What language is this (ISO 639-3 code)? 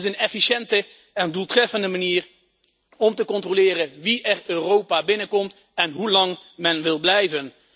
nld